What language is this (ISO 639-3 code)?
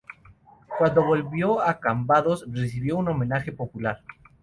spa